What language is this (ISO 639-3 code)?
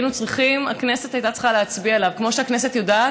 heb